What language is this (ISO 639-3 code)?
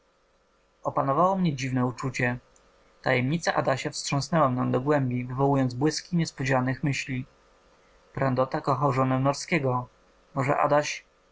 pol